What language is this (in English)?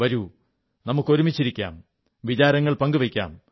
Malayalam